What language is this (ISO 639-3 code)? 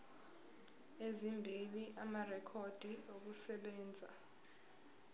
zul